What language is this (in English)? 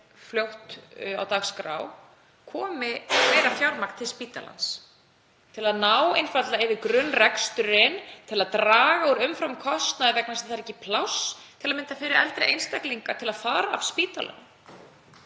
Icelandic